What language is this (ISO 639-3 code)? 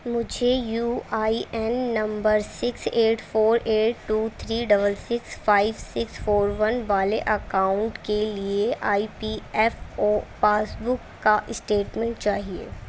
urd